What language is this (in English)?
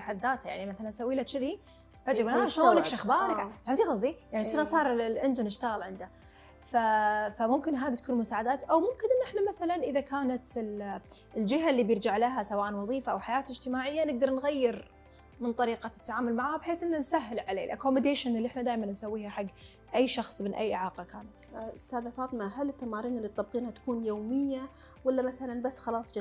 Arabic